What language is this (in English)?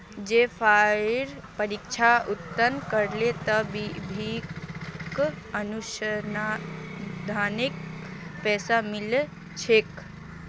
Magahi